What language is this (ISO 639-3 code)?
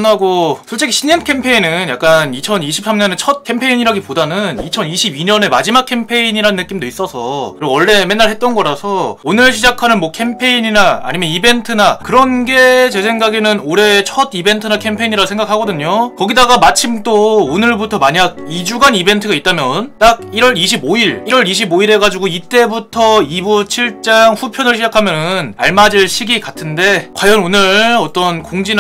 kor